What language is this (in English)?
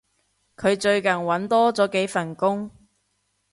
Cantonese